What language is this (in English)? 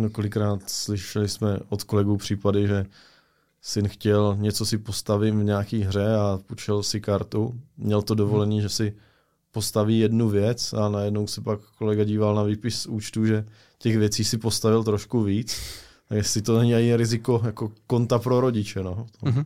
Czech